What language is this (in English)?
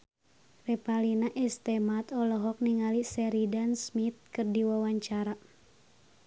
Sundanese